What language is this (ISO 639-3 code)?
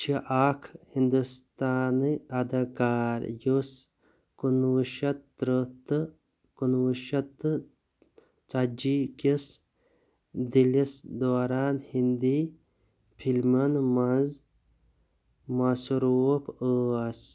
kas